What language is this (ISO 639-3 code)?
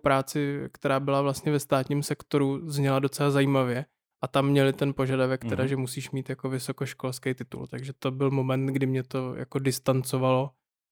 ces